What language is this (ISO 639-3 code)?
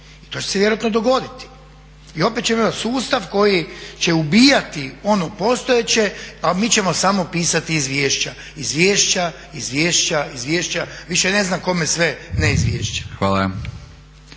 hrv